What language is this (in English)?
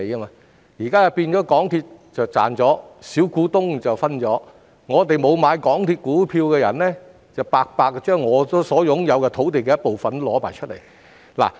Cantonese